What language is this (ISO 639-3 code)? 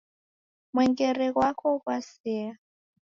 dav